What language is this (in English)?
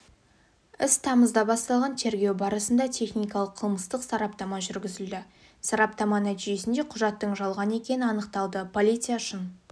Kazakh